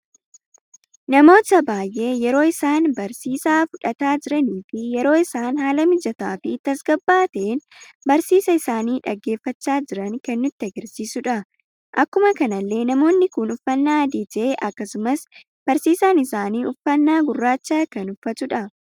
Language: Oromo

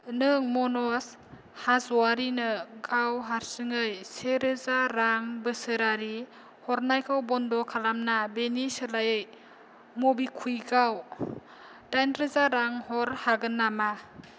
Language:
Bodo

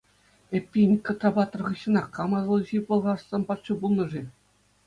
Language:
Chuvash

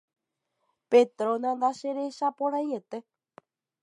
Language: Guarani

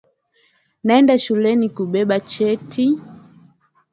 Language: Swahili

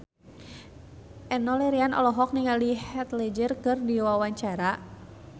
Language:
Sundanese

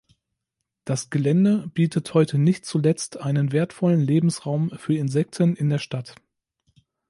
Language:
German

